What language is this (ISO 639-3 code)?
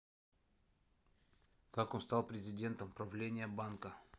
rus